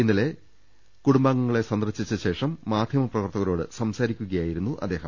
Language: Malayalam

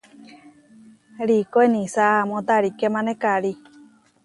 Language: Huarijio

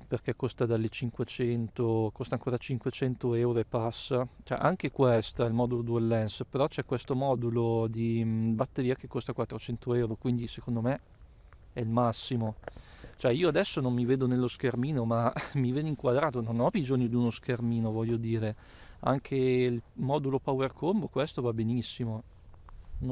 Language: Italian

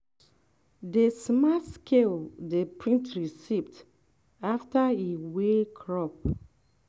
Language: Nigerian Pidgin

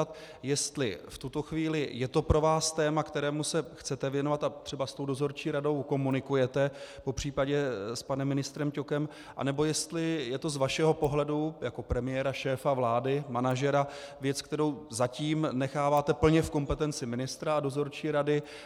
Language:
Czech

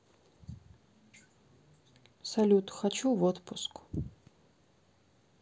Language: Russian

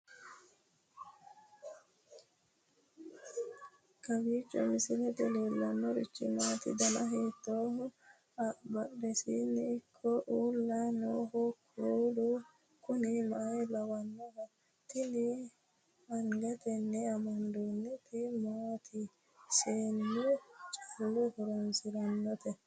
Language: Sidamo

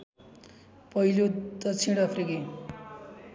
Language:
Nepali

